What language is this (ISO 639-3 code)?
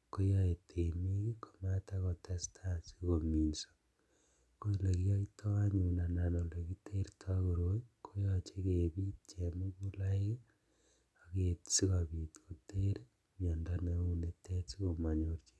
kln